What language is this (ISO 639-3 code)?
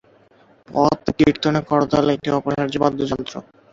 ben